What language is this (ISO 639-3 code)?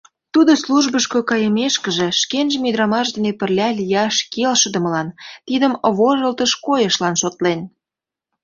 chm